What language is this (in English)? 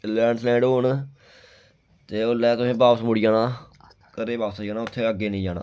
Dogri